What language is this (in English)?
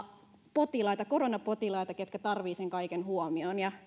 Finnish